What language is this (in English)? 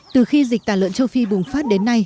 Vietnamese